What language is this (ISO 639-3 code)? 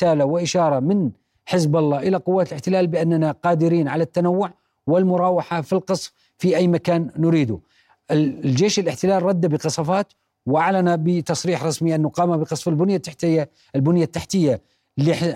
ara